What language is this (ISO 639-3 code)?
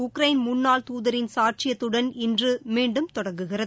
tam